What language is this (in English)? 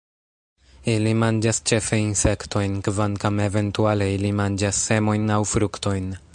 Esperanto